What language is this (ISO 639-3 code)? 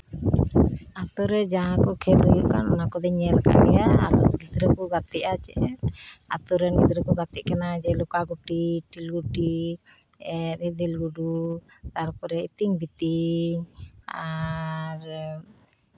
sat